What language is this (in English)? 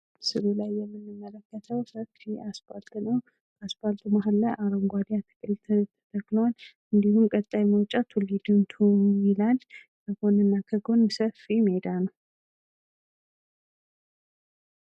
Amharic